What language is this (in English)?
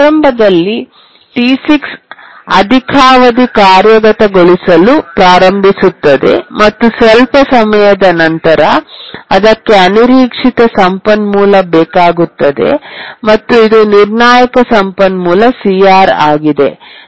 Kannada